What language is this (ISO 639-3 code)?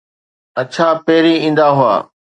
snd